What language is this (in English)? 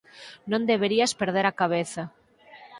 Galician